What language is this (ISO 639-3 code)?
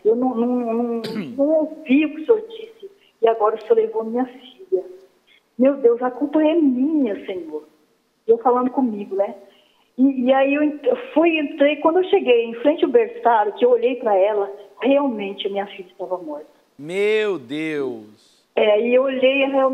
por